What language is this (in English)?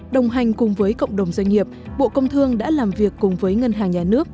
Vietnamese